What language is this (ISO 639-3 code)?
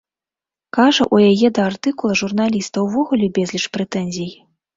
bel